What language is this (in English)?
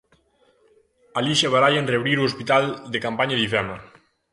Galician